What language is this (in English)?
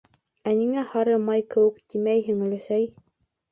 Bashkir